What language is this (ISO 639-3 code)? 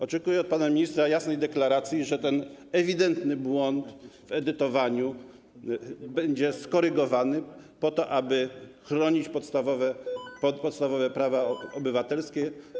pol